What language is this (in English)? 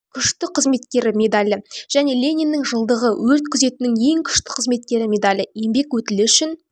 Kazakh